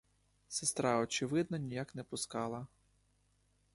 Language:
Ukrainian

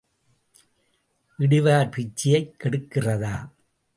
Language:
Tamil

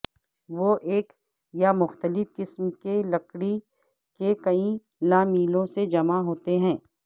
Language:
Urdu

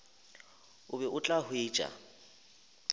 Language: Northern Sotho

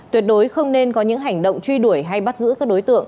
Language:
Vietnamese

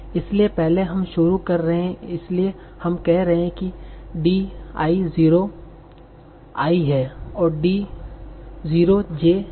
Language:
Hindi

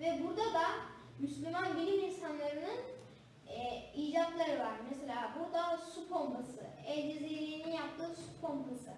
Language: Turkish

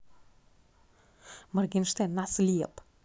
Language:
Russian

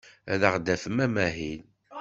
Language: Kabyle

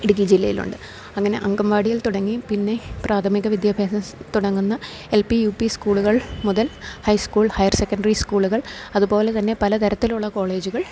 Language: Malayalam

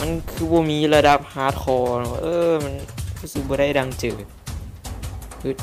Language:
Thai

